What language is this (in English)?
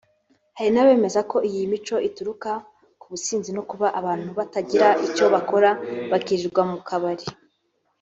Kinyarwanda